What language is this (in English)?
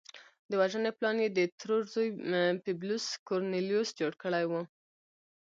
Pashto